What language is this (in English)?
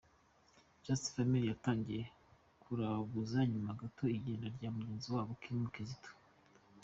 Kinyarwanda